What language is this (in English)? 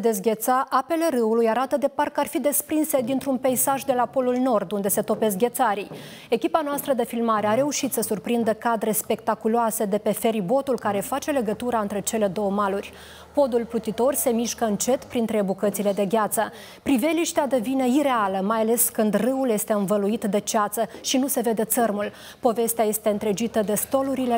Romanian